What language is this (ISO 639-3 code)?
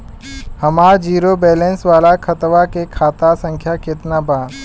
bho